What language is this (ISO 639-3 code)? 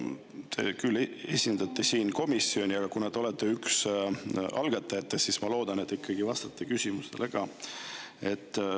est